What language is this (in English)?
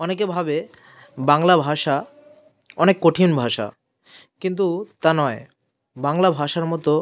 Bangla